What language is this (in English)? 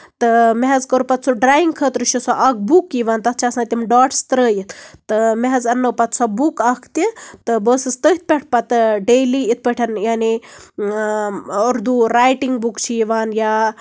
Kashmiri